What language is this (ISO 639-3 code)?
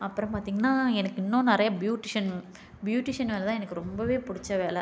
tam